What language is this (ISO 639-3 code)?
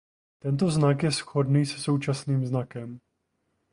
ces